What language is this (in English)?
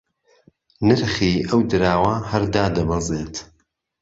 Central Kurdish